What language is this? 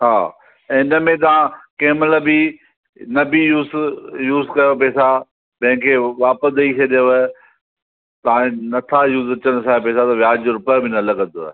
Sindhi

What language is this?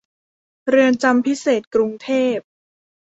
Thai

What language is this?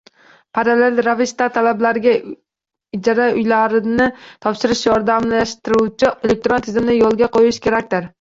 Uzbek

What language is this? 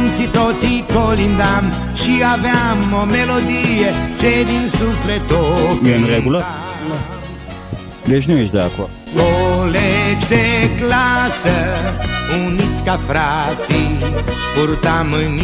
Romanian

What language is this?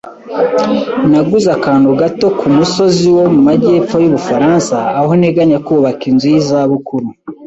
Kinyarwanda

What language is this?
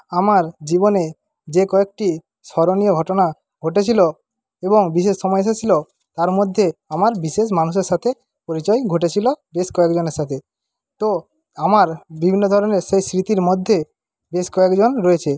Bangla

